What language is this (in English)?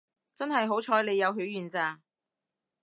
Cantonese